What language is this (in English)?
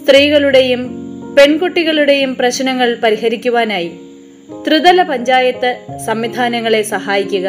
Malayalam